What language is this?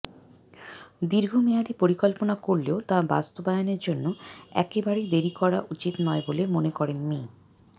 Bangla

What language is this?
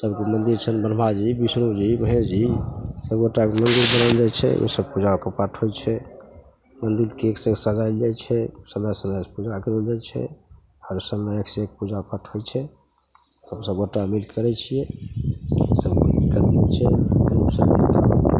Maithili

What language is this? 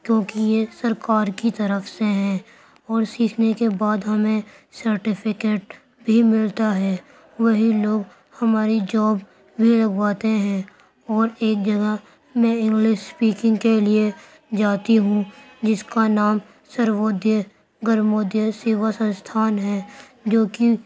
Urdu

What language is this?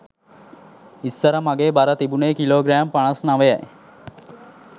Sinhala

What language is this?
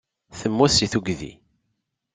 Kabyle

